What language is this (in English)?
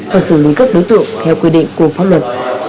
Vietnamese